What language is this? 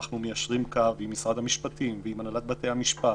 Hebrew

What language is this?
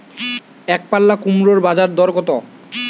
Bangla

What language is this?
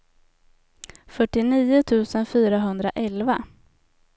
Swedish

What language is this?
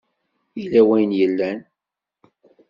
Kabyle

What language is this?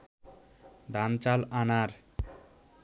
Bangla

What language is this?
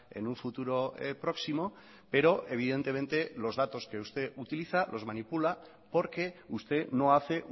Spanish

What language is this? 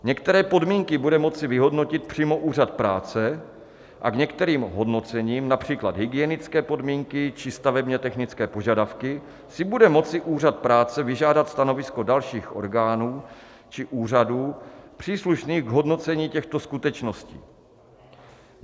Czech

